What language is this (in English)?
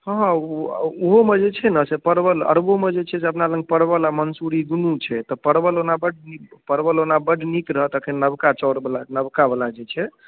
Maithili